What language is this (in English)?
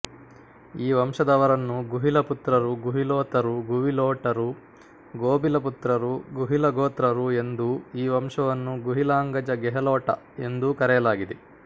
Kannada